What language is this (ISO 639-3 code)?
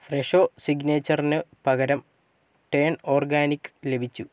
mal